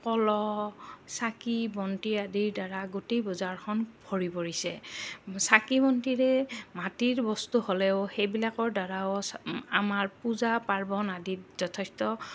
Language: Assamese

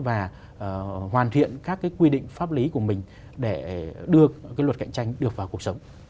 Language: Vietnamese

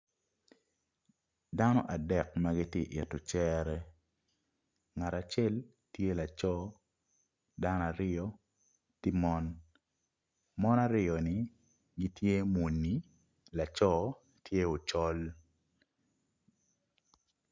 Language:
Acoli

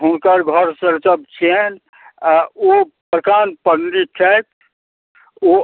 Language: Maithili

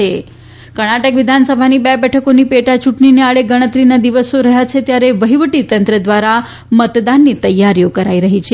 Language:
Gujarati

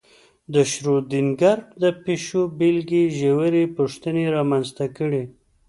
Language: Pashto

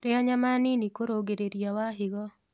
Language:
Kikuyu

